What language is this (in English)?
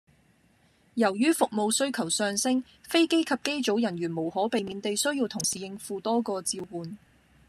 Cantonese